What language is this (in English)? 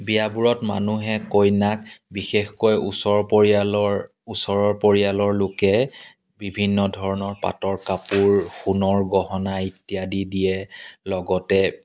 Assamese